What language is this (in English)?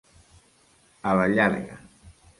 Catalan